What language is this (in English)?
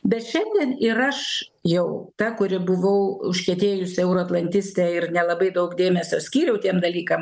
Lithuanian